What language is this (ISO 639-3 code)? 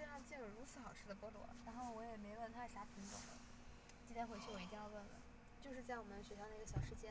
zho